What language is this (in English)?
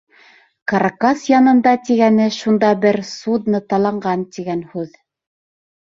Bashkir